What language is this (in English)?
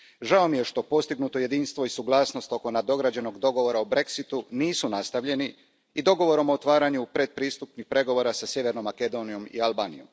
Croatian